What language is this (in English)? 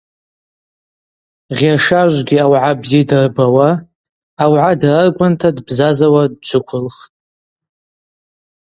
Abaza